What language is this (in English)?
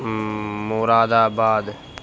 Urdu